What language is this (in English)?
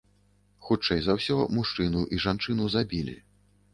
Belarusian